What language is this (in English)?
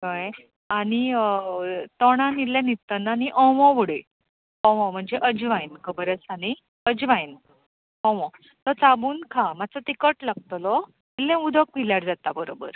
Konkani